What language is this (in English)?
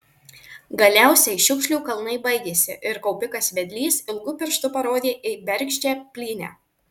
Lithuanian